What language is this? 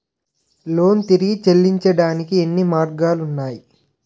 Telugu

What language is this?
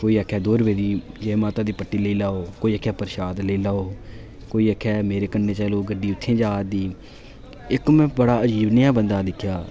Dogri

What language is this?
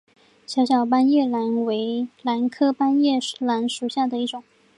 Chinese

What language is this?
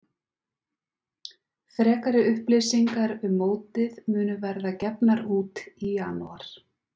Icelandic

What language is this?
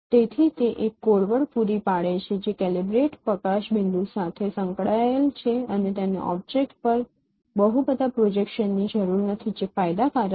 Gujarati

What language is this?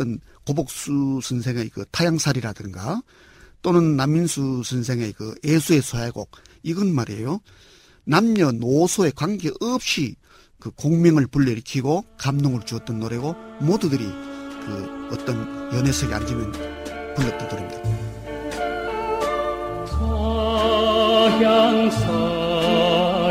Korean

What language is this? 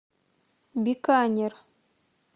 Russian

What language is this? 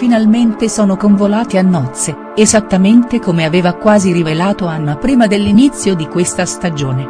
Italian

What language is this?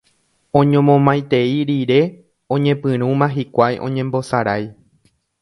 Guarani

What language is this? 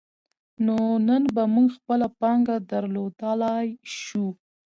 Pashto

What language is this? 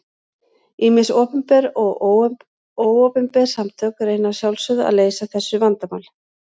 Icelandic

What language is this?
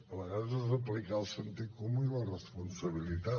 Catalan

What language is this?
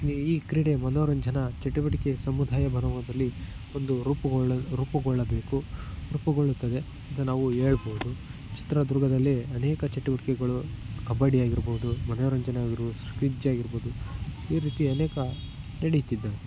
Kannada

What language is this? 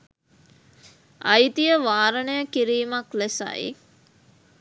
Sinhala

